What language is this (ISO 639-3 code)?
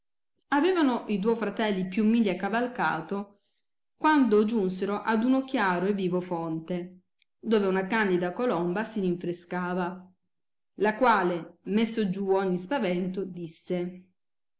ita